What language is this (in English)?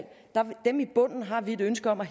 Danish